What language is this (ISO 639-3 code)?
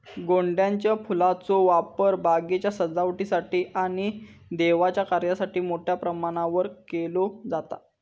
mar